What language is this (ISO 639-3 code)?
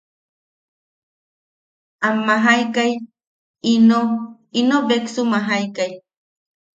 yaq